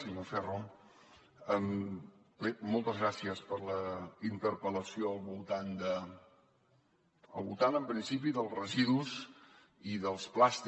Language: Catalan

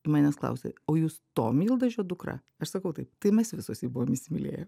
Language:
Lithuanian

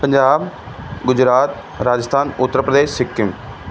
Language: Punjabi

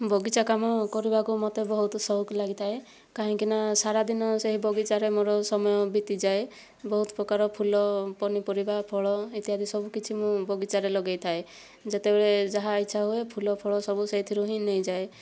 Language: Odia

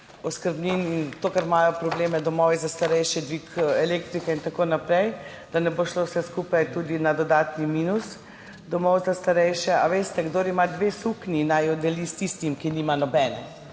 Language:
Slovenian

